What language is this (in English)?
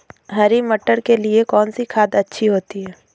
Hindi